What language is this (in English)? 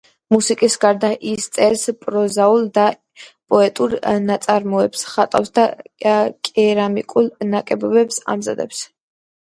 Georgian